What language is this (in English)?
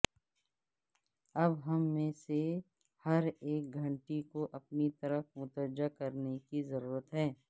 Urdu